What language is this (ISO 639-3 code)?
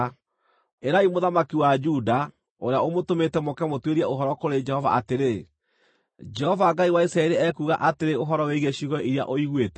kik